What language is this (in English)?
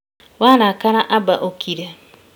Kikuyu